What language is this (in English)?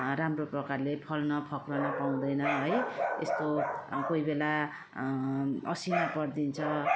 Nepali